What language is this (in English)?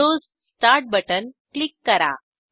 Marathi